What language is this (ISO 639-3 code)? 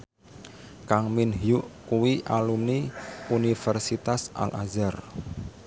jav